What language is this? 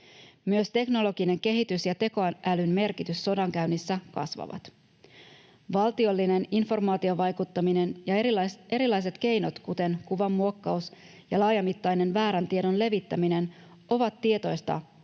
Finnish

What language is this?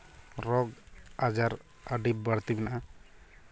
Santali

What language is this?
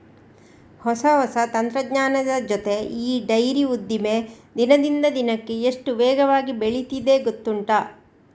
Kannada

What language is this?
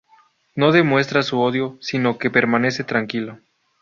Spanish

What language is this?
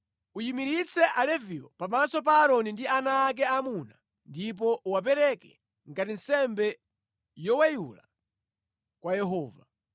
Nyanja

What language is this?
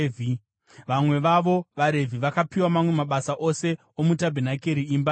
Shona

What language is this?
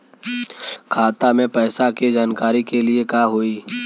Bhojpuri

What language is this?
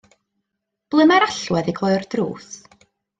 Welsh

